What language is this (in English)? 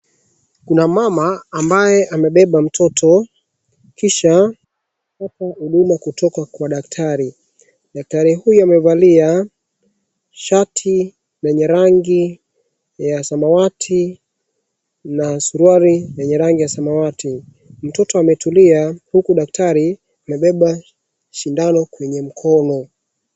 Swahili